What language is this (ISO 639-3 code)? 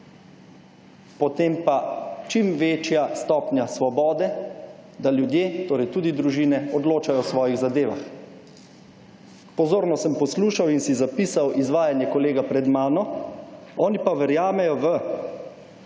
slv